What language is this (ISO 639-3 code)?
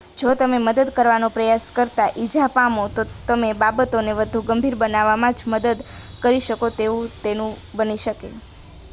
guj